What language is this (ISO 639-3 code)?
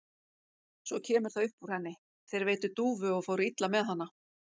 isl